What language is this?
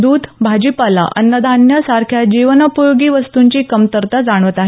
Marathi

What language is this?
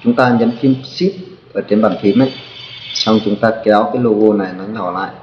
Vietnamese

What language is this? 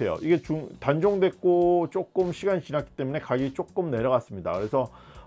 Korean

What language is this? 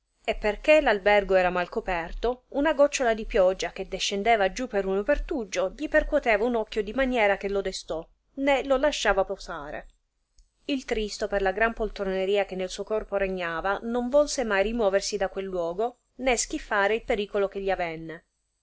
Italian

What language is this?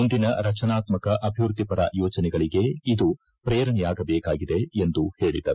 Kannada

